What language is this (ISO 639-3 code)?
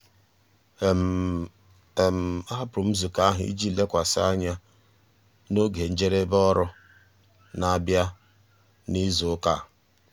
ibo